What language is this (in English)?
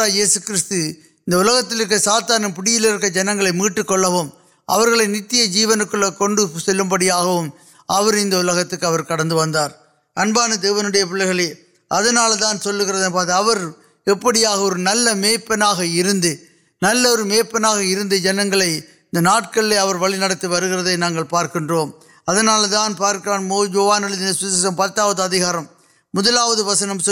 Urdu